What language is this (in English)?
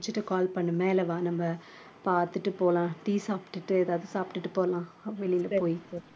Tamil